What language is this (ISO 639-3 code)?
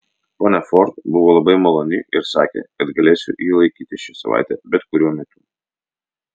lit